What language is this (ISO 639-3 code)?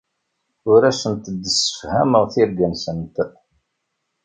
kab